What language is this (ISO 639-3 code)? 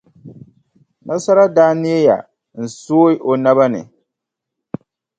dag